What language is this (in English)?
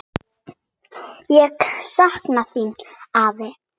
Icelandic